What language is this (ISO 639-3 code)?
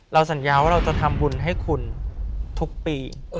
tha